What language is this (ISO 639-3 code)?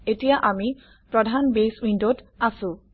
asm